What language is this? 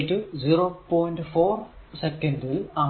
Malayalam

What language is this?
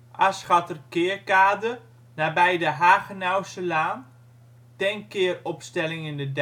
Dutch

